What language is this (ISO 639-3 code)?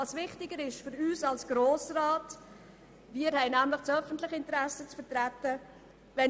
gsw